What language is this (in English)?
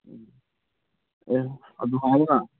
Manipuri